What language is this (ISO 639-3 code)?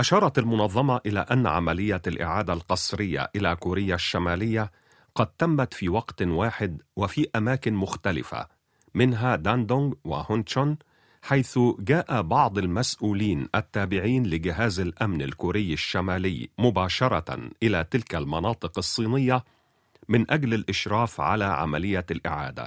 ara